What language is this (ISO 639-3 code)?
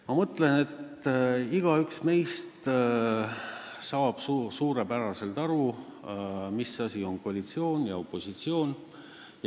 est